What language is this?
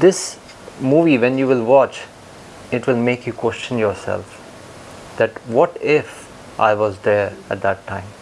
English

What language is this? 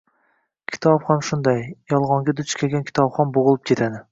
Uzbek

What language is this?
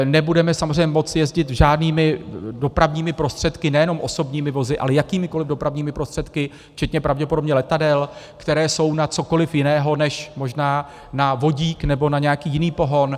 Czech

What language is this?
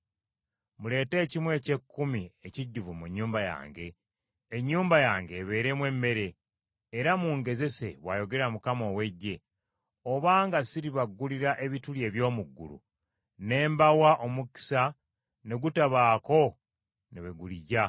Ganda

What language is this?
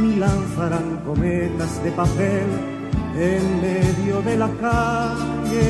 Spanish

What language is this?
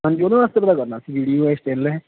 Punjabi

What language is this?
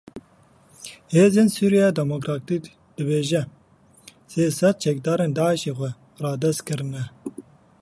Kurdish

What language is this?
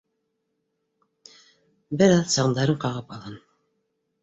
Bashkir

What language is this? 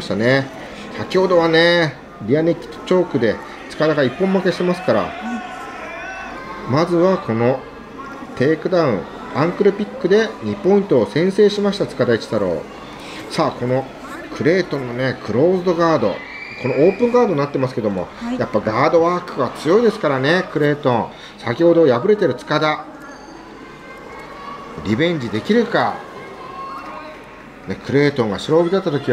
Japanese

